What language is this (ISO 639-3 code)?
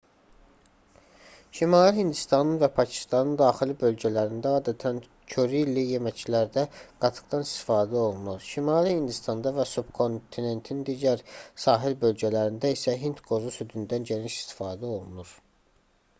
aze